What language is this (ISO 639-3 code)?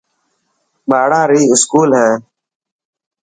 mki